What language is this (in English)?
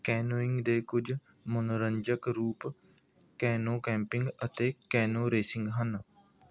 Punjabi